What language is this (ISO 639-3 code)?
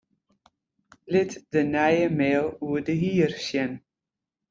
fry